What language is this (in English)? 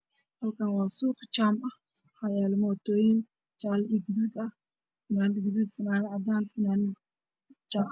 Somali